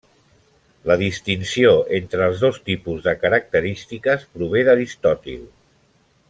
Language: Catalan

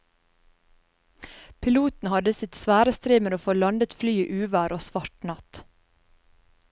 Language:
Norwegian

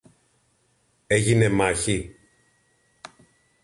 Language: Greek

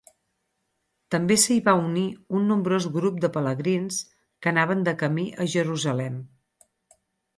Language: Catalan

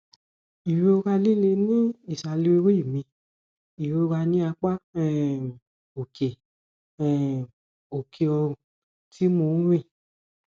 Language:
Yoruba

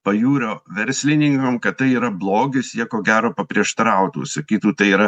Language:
Lithuanian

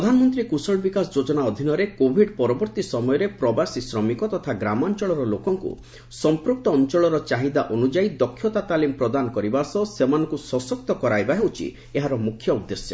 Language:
Odia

